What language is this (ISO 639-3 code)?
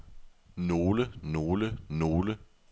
dan